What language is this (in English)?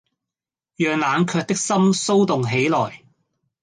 Cantonese